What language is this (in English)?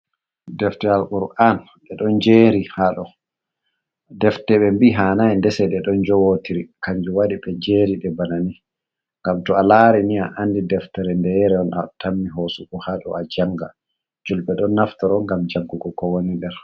Fula